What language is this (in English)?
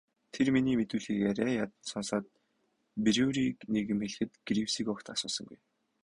Mongolian